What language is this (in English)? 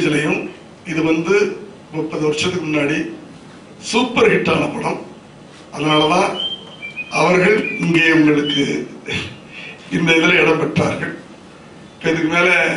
Tamil